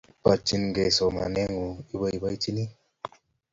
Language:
Kalenjin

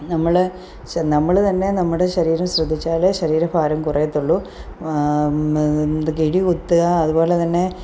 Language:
Malayalam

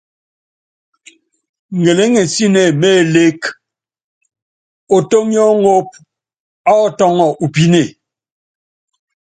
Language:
Yangben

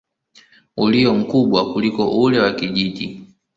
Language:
Swahili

